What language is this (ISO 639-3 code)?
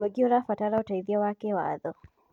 kik